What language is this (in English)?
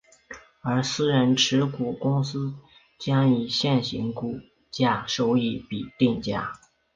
Chinese